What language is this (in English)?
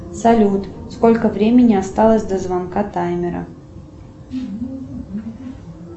Russian